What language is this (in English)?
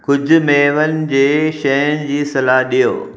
Sindhi